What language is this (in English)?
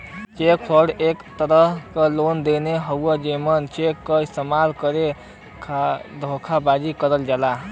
Bhojpuri